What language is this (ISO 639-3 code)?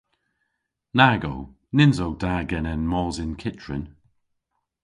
cor